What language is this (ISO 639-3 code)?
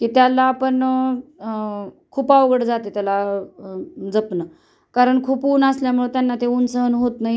mar